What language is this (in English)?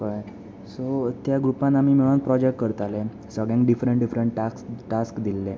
Konkani